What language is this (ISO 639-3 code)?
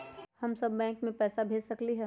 mag